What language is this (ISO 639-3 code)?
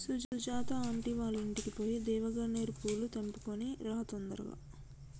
tel